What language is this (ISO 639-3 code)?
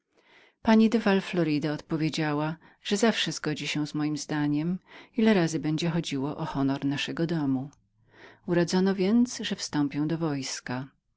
pol